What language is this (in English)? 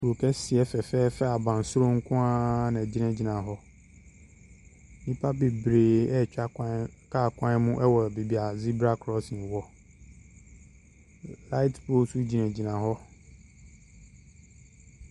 Akan